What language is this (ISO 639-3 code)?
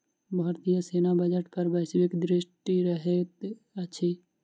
mai